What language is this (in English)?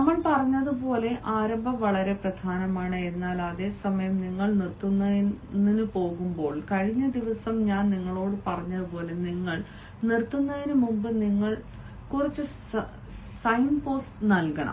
Malayalam